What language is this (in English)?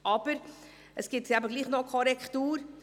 Swiss German